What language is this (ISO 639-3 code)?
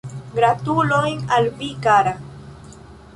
epo